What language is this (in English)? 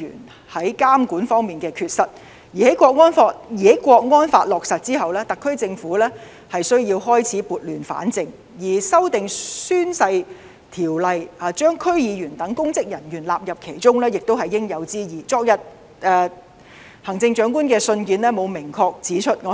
Cantonese